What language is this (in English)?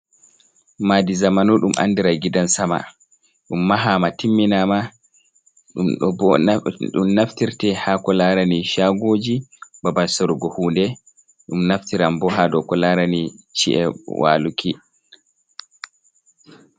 Fula